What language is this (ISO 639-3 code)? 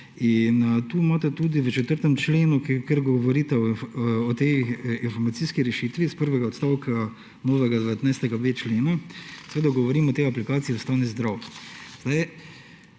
slv